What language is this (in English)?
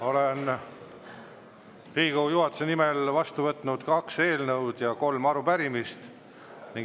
Estonian